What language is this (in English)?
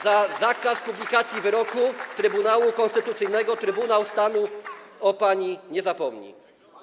Polish